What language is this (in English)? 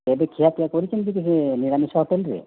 Odia